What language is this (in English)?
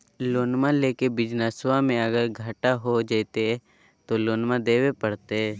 Magahi